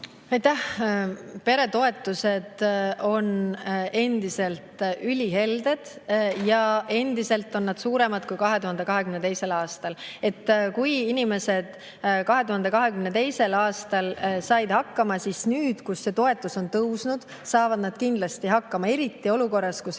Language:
Estonian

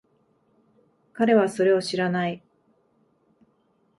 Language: Japanese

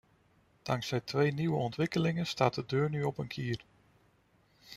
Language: Dutch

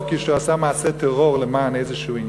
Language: Hebrew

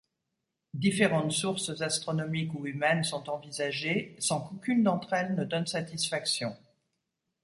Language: French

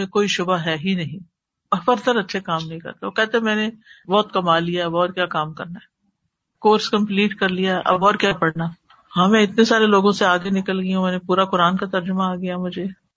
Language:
Urdu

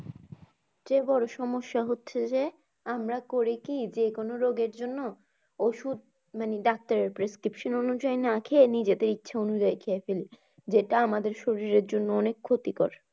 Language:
Bangla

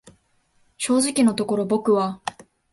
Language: Japanese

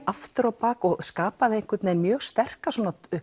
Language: Icelandic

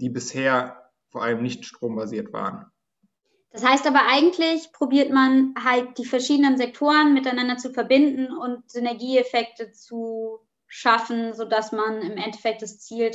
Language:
German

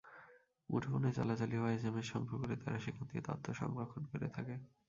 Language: Bangla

